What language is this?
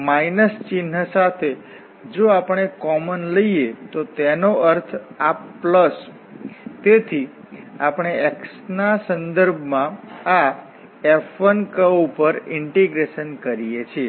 Gujarati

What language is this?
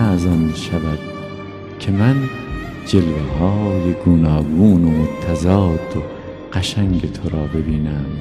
Persian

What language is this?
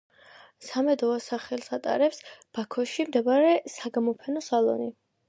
Georgian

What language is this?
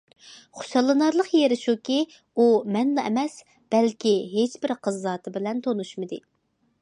Uyghur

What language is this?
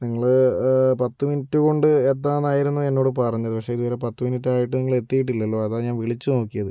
Malayalam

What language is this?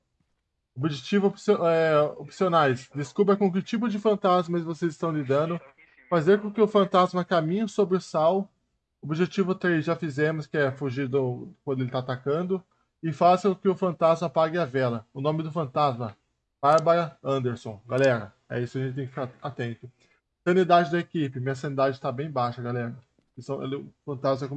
Portuguese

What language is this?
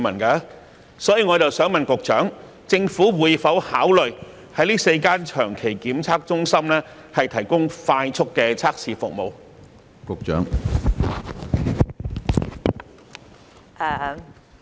Cantonese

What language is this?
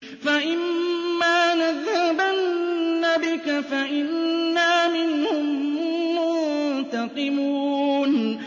Arabic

